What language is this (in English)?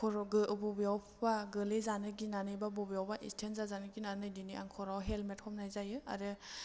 Bodo